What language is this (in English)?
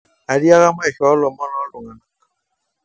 Masai